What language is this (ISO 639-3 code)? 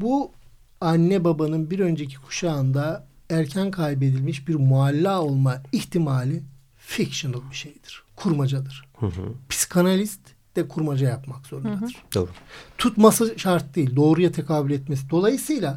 tur